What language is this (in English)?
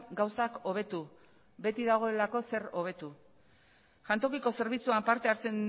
Basque